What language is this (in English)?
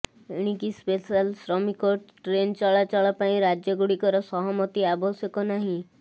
Odia